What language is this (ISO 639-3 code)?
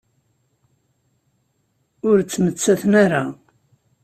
kab